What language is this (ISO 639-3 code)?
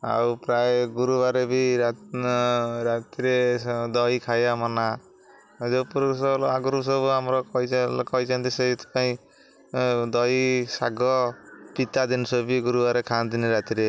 ori